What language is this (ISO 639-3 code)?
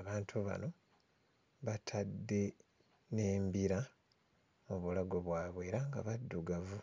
lug